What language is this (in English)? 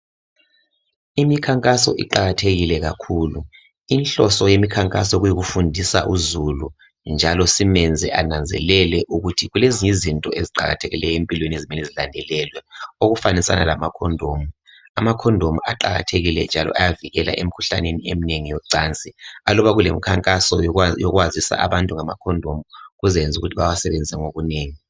North Ndebele